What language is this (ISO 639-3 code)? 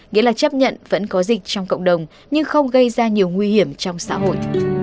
vie